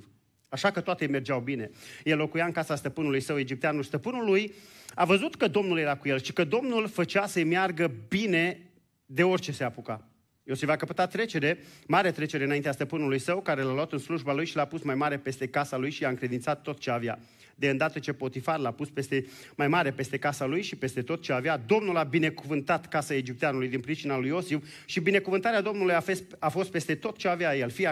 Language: Romanian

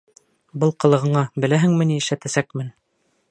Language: Bashkir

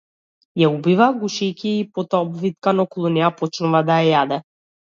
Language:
Macedonian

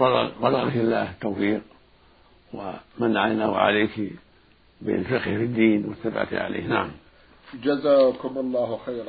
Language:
Arabic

